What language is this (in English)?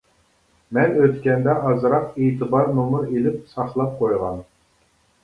Uyghur